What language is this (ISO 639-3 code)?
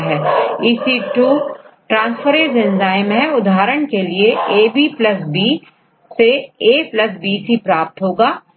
hin